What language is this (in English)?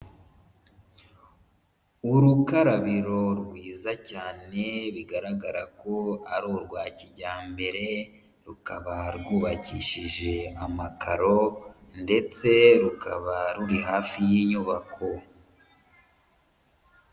Kinyarwanda